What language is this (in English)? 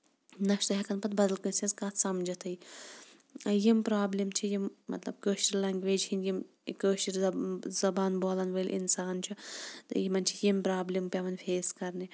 Kashmiri